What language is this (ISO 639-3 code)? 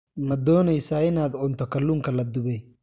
som